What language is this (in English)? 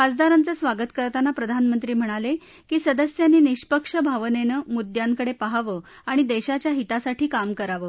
Marathi